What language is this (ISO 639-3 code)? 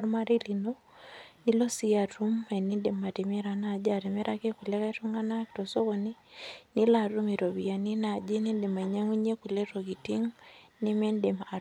mas